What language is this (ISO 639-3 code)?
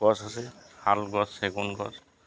asm